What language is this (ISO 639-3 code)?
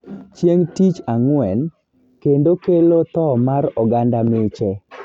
luo